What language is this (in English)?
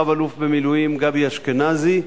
Hebrew